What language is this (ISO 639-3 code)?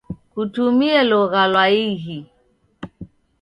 dav